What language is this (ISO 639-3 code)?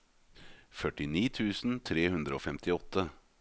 nor